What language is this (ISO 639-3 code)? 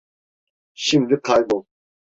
tur